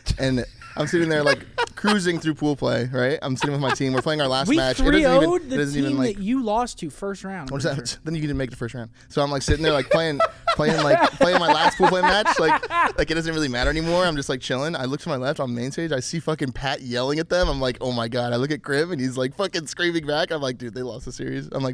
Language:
English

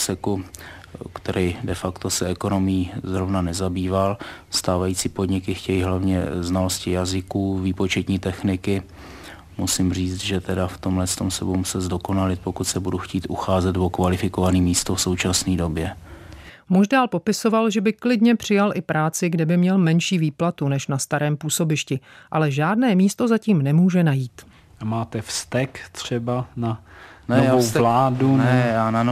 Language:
Czech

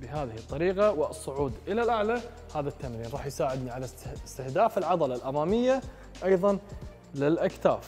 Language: Arabic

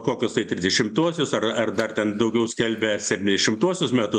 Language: Lithuanian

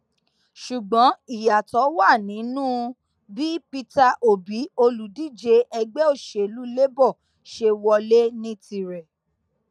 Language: Yoruba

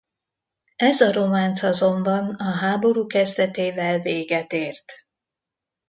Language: Hungarian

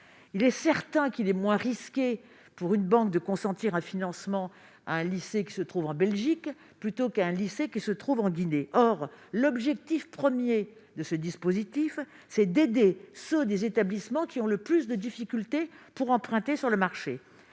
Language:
French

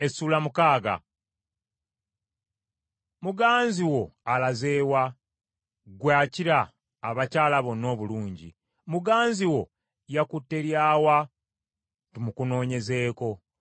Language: Ganda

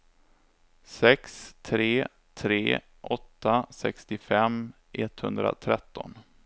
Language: Swedish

